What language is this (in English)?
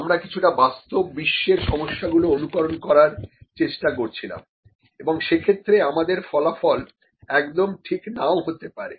Bangla